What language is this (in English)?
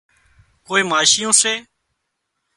Wadiyara Koli